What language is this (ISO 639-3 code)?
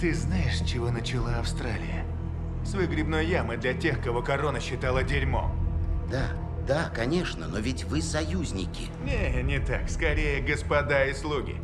rus